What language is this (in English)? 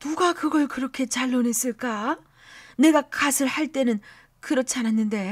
Korean